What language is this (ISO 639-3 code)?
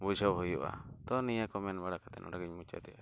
sat